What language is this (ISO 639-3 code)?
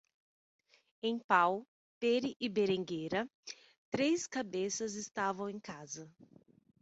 por